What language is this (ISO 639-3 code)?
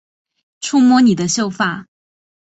zho